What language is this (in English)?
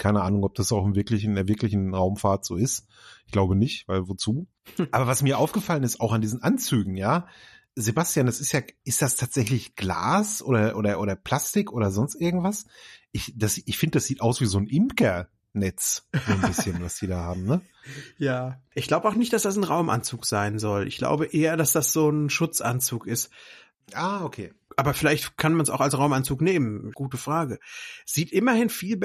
German